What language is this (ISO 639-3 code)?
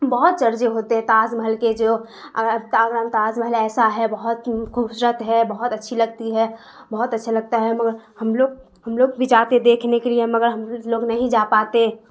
urd